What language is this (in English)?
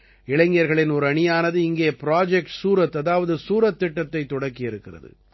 Tamil